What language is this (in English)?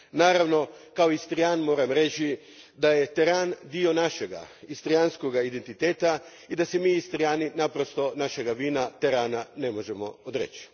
Croatian